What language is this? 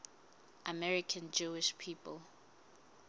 Southern Sotho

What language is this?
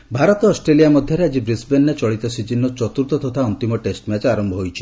Odia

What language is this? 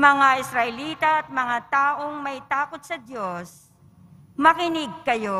Filipino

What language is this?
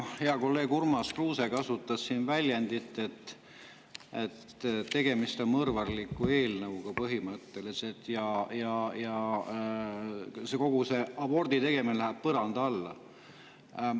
Estonian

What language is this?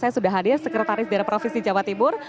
Indonesian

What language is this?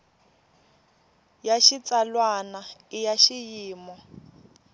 Tsonga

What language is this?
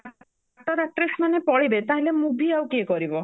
Odia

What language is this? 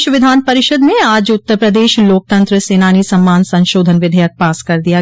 Hindi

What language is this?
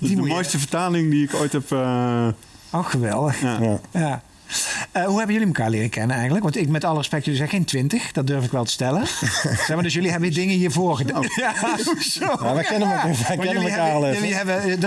Dutch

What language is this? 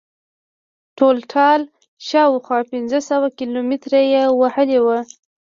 Pashto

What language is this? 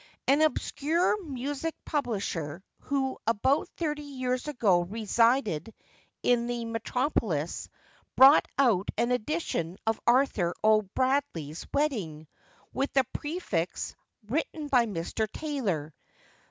English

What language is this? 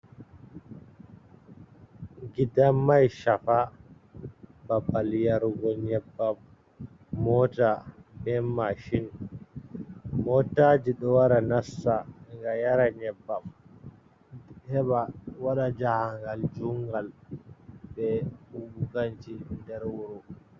Fula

